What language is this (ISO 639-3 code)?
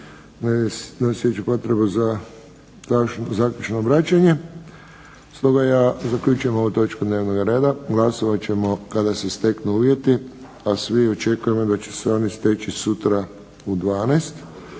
hrv